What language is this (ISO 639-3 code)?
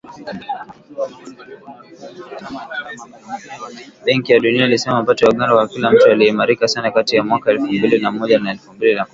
swa